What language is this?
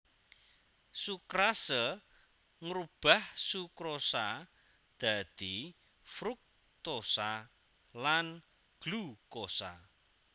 Javanese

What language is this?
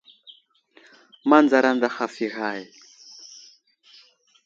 Wuzlam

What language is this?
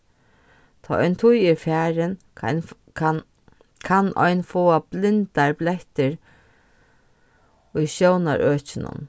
Faroese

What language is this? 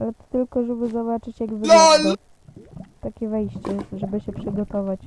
Polish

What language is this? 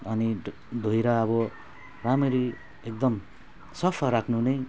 Nepali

